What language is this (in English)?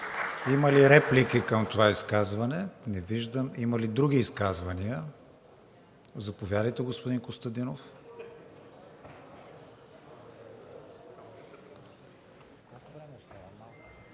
Bulgarian